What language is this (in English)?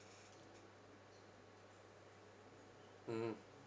English